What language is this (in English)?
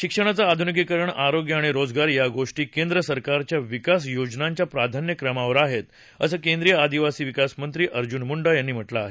Marathi